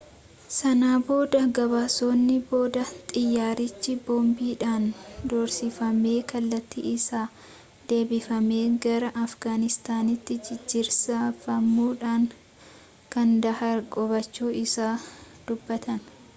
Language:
Oromo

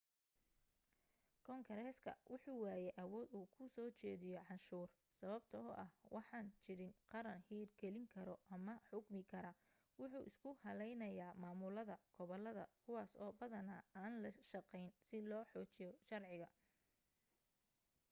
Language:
Somali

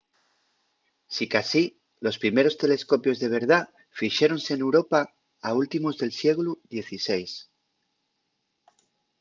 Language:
Asturian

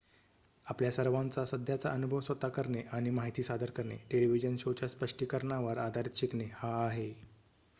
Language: Marathi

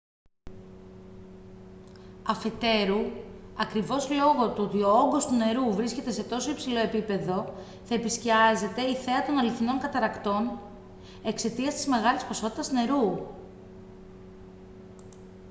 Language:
Greek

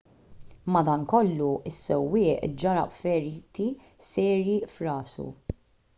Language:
Maltese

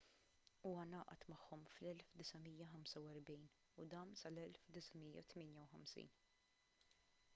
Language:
Maltese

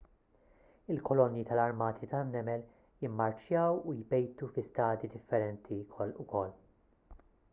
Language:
Maltese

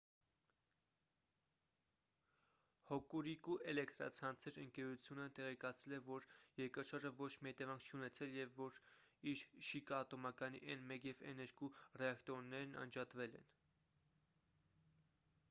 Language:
Armenian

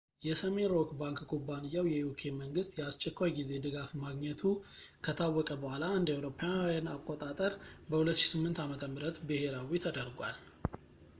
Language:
Amharic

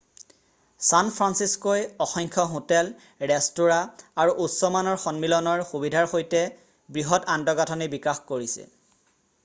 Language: Assamese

